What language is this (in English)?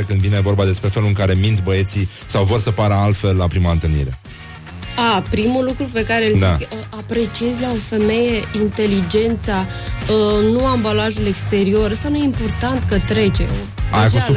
Romanian